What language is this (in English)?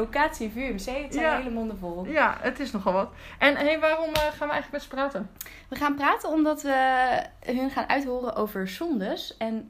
Dutch